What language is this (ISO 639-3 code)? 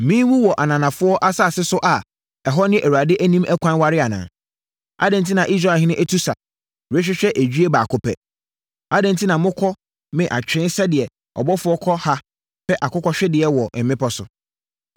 aka